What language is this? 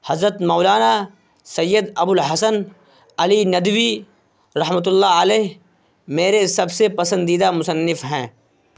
Urdu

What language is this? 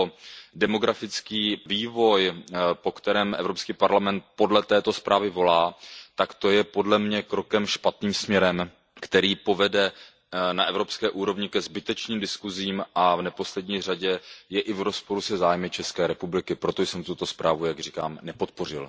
Czech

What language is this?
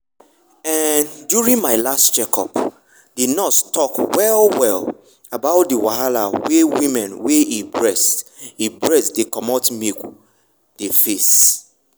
Nigerian Pidgin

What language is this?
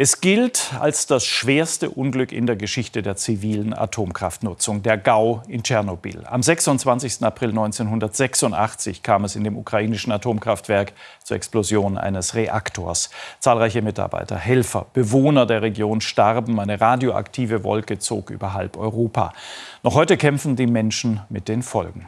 German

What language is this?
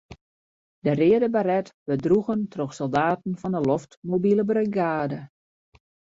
Western Frisian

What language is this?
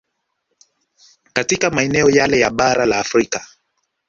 Swahili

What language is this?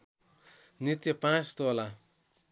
Nepali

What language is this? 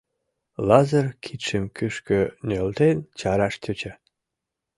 Mari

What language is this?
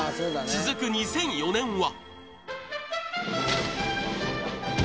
Japanese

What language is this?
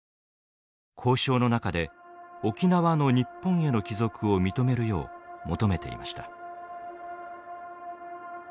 Japanese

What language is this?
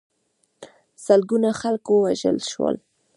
Pashto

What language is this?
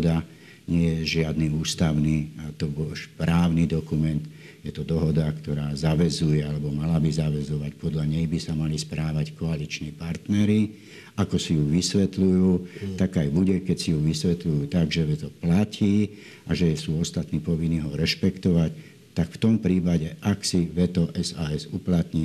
Slovak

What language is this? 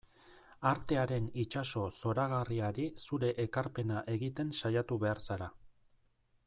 Basque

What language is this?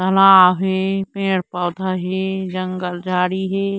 Chhattisgarhi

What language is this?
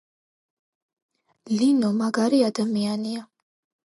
Georgian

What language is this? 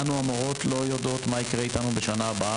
Hebrew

